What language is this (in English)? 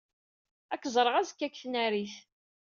Kabyle